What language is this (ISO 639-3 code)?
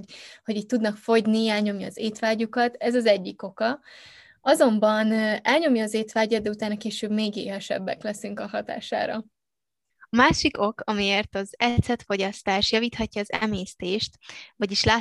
hun